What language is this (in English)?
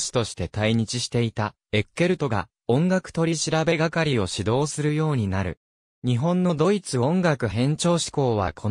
Japanese